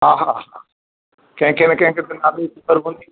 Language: Sindhi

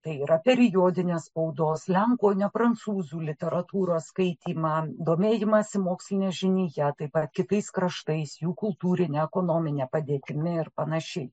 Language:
Lithuanian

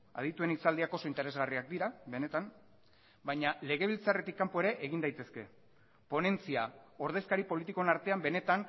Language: Basque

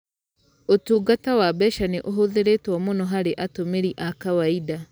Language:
Kikuyu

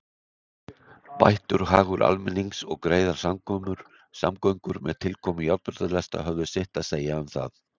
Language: Icelandic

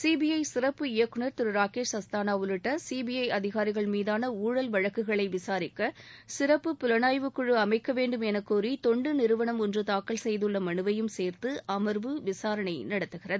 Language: Tamil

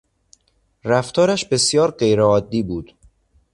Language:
Persian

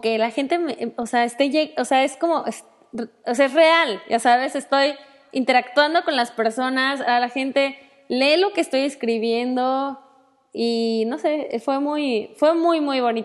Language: Spanish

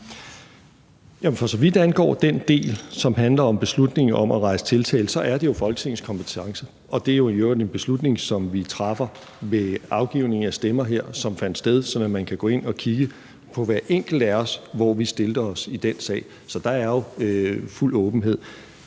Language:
Danish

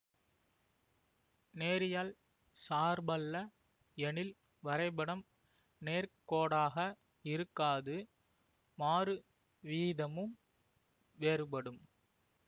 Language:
Tamil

